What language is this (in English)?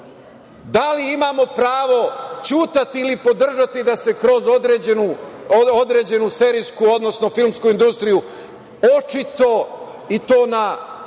Serbian